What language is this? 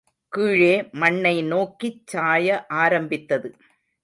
Tamil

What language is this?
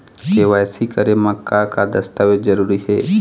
Chhattisgarhi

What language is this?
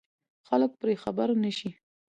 Pashto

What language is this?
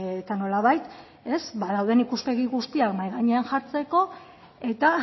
Basque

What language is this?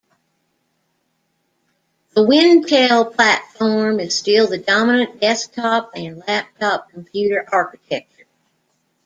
English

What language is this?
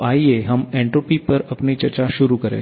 Hindi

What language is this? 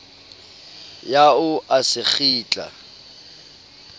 Southern Sotho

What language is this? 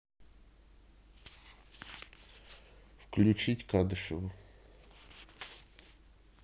Russian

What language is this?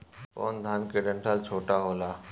Bhojpuri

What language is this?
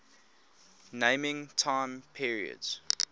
English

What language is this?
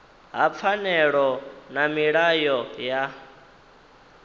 Venda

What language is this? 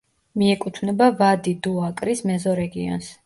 Georgian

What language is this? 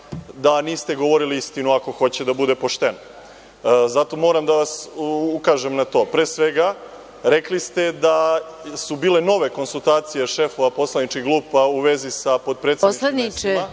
Serbian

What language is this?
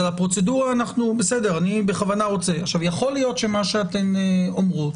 Hebrew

